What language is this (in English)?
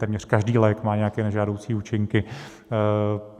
Czech